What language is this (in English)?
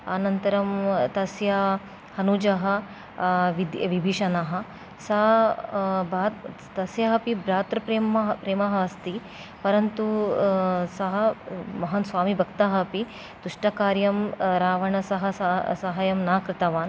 Sanskrit